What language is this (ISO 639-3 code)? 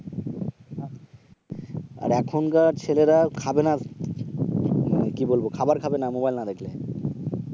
ben